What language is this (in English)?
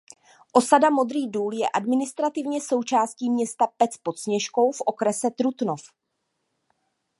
Czech